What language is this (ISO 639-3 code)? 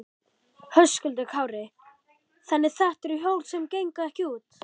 isl